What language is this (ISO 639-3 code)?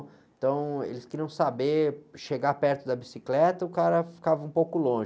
por